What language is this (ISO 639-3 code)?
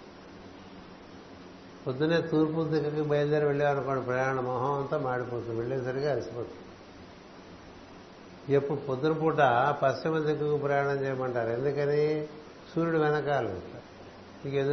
tel